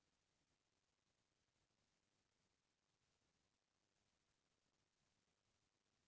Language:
Chhattisgarhi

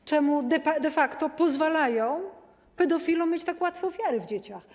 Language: Polish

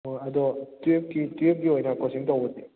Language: Manipuri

